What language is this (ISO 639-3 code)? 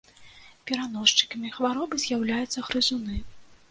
bel